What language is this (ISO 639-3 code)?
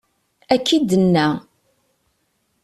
kab